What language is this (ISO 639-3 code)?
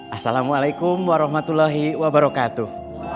ind